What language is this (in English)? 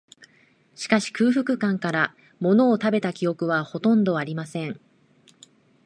Japanese